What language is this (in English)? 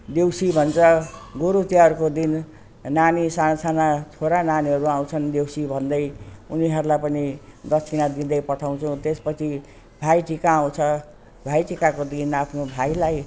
Nepali